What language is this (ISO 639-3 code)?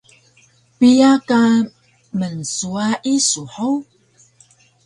trv